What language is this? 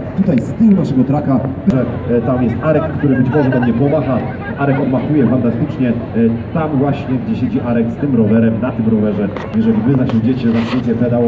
Polish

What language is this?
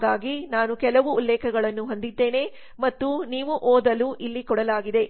Kannada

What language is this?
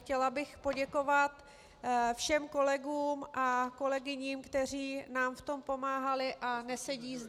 Czech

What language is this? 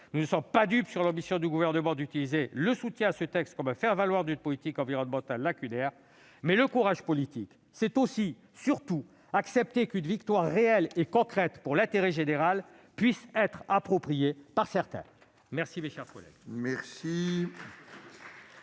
French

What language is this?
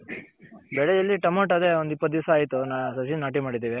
Kannada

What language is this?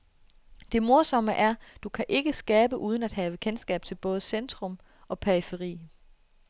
Danish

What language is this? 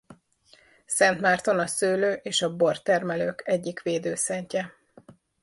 Hungarian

